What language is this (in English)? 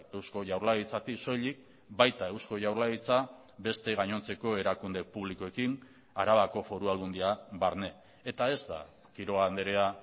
Basque